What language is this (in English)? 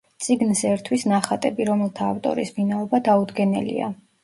Georgian